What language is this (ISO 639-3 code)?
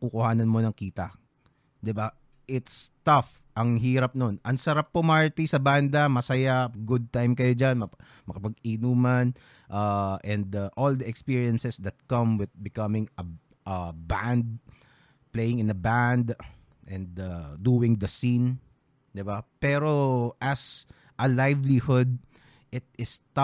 fil